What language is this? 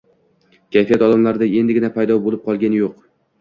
Uzbek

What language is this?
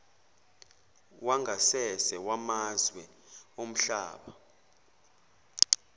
Zulu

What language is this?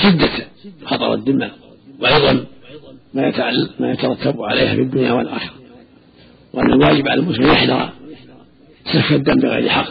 Arabic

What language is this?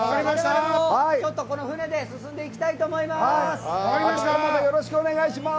Japanese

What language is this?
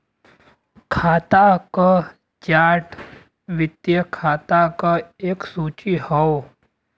Bhojpuri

